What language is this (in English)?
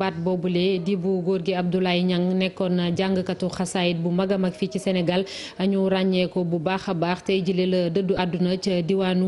French